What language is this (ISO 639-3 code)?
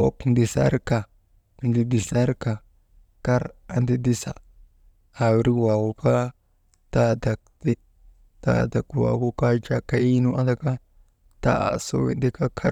mde